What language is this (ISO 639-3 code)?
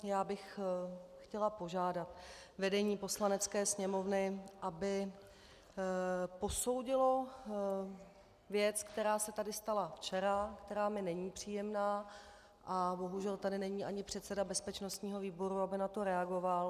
ces